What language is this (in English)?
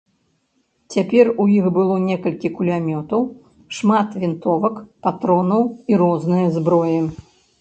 Belarusian